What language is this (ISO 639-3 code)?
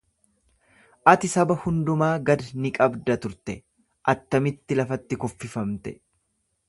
orm